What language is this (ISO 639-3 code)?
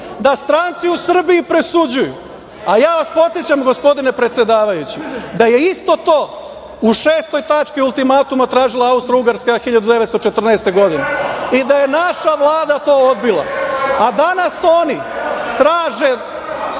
srp